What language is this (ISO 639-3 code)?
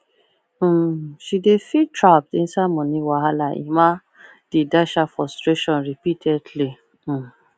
pcm